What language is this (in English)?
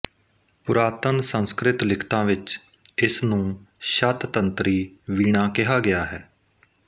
Punjabi